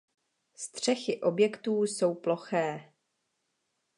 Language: Czech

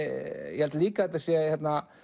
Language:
Icelandic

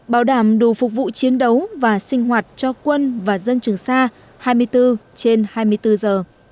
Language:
Vietnamese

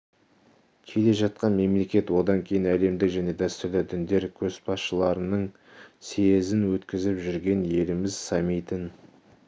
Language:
Kazakh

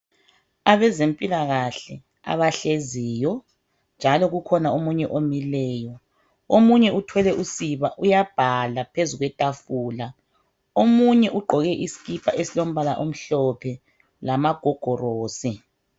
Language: North Ndebele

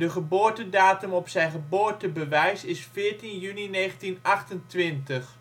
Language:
Dutch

